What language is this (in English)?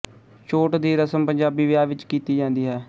Punjabi